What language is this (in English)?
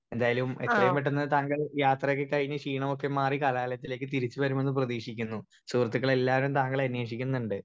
Malayalam